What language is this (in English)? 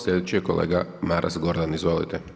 Croatian